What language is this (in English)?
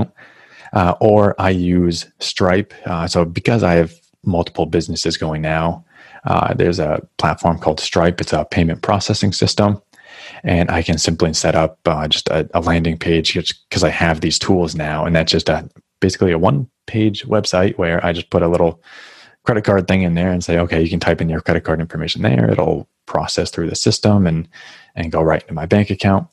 English